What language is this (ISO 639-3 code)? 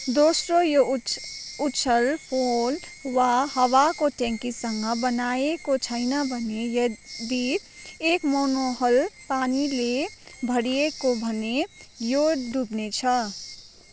nep